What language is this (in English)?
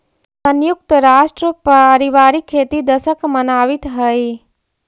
Magahi